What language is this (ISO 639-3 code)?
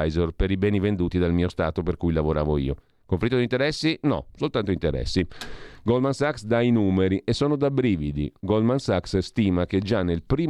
ita